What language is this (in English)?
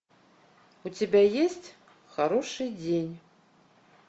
Russian